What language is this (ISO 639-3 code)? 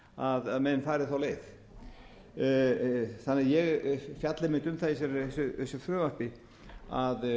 isl